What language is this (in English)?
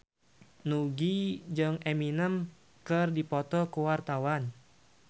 Sundanese